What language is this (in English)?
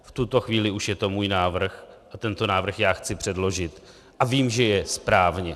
Czech